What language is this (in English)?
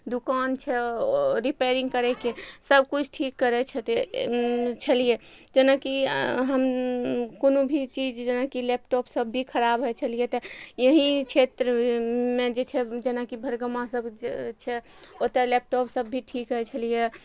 Maithili